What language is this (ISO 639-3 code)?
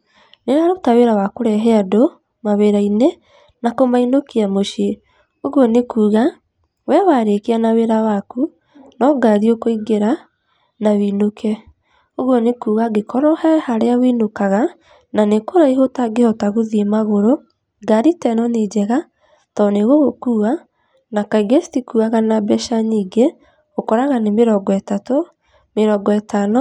kik